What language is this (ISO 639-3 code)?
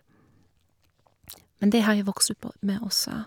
nor